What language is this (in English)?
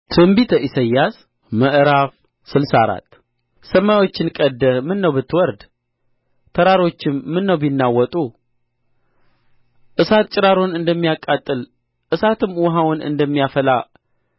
Amharic